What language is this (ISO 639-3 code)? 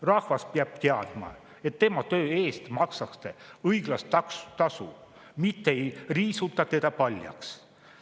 est